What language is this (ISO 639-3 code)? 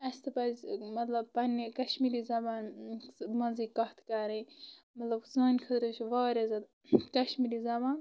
kas